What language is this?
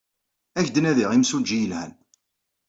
Kabyle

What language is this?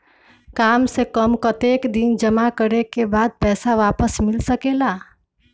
Magahi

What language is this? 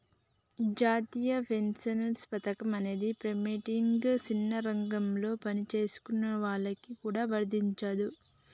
Telugu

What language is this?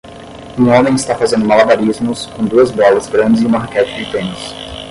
Portuguese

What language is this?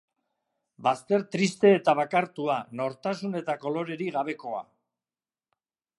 Basque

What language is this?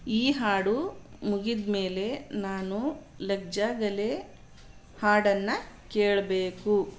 Kannada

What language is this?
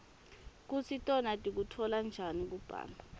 Swati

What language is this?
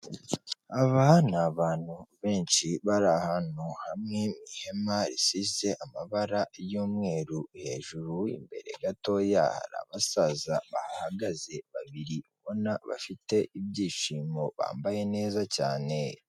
Kinyarwanda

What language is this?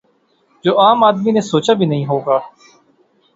Urdu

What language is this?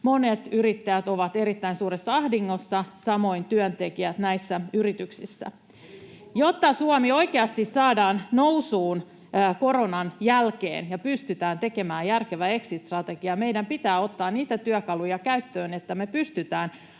Finnish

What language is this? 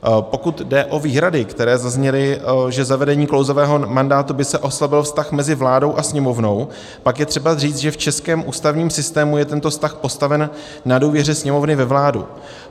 Czech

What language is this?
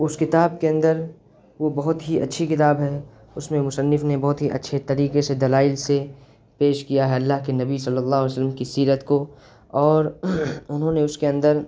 Urdu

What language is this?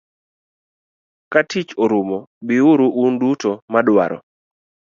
Luo (Kenya and Tanzania)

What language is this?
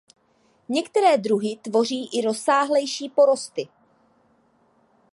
Czech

